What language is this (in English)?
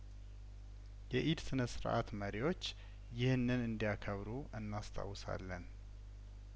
Amharic